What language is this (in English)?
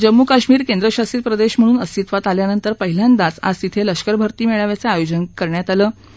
Marathi